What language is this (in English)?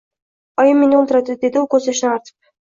Uzbek